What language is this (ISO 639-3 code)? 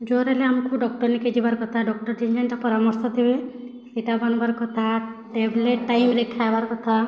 ori